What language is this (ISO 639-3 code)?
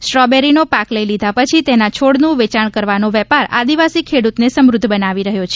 guj